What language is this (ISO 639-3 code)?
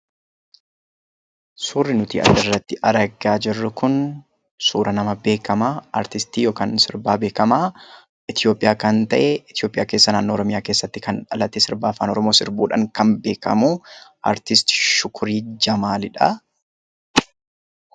orm